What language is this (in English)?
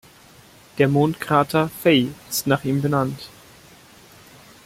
German